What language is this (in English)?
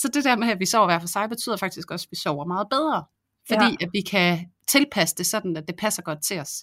Danish